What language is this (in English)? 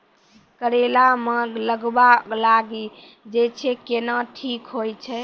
Maithili